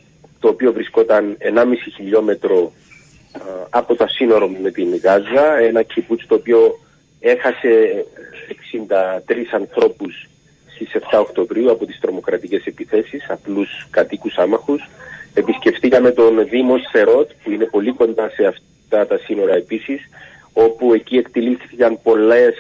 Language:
Greek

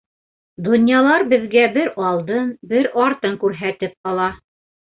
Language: Bashkir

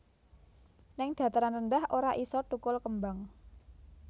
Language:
Javanese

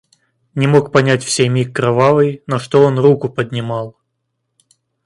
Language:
Russian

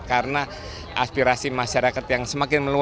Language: Indonesian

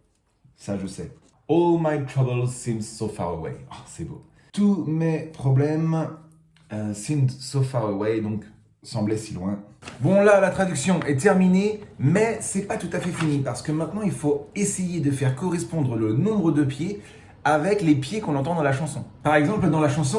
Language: French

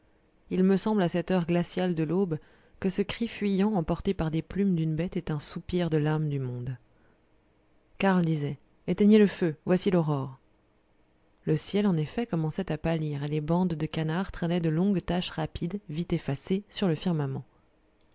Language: French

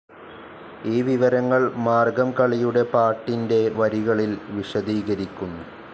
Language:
Malayalam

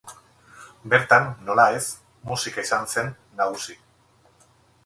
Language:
Basque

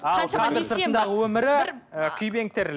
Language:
Kazakh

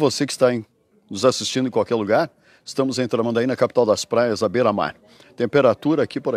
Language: Portuguese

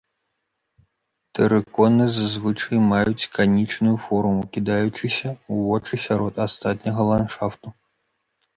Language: Belarusian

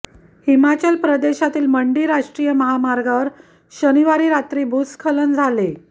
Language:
Marathi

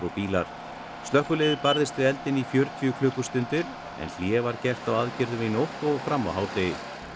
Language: Icelandic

